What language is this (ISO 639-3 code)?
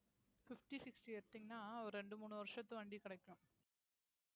tam